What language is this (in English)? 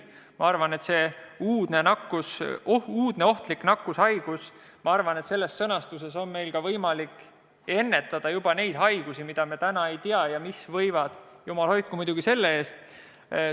Estonian